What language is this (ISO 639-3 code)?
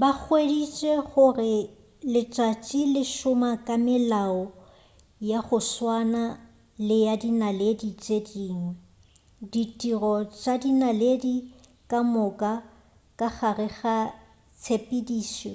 nso